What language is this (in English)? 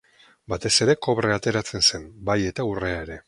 Basque